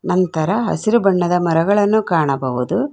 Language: Kannada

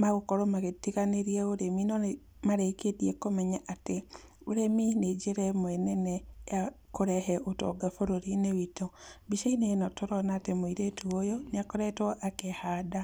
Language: Kikuyu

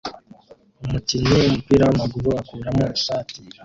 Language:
Kinyarwanda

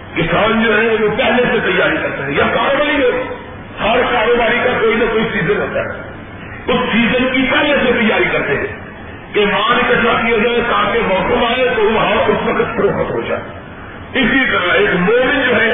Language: Urdu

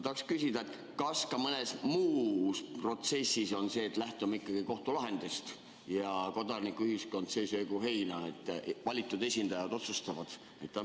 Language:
Estonian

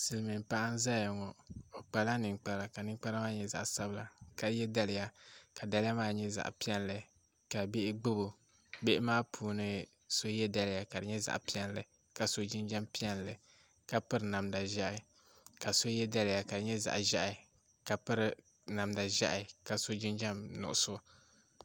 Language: Dagbani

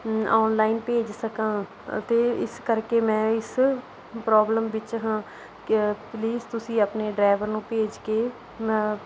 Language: Punjabi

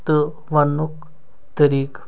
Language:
Kashmiri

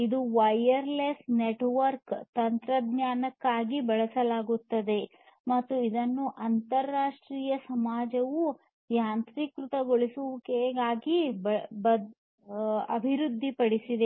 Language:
Kannada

